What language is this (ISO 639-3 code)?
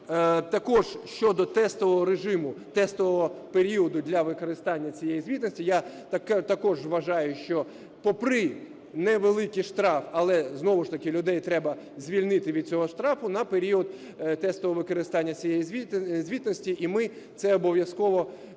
ukr